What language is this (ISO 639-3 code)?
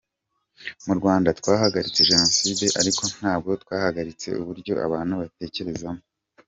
kin